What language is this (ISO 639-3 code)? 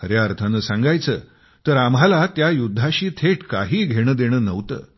mar